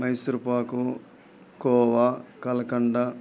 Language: Telugu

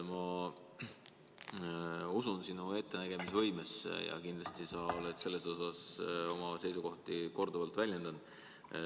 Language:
Estonian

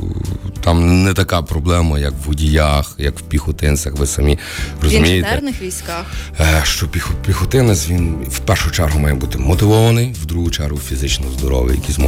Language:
Ukrainian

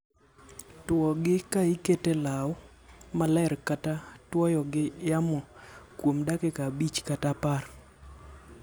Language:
Luo (Kenya and Tanzania)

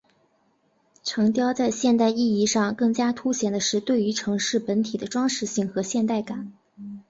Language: Chinese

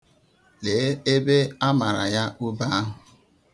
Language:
Igbo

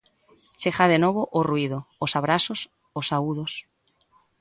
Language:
Galician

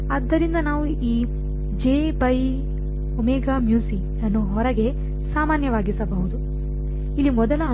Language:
Kannada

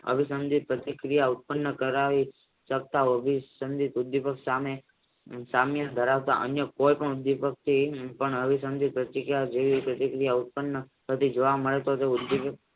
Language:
Gujarati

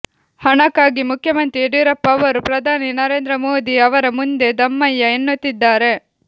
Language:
Kannada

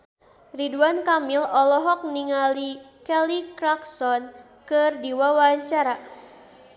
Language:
Sundanese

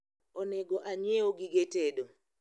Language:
Luo (Kenya and Tanzania)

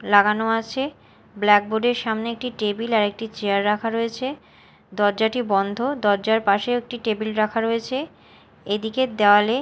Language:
Bangla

